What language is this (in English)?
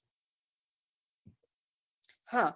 Gujarati